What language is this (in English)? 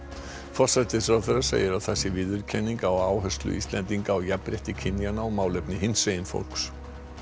Icelandic